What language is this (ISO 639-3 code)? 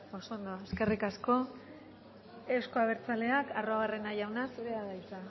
eus